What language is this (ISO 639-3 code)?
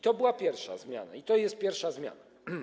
pol